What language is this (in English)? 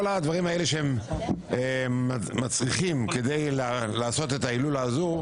Hebrew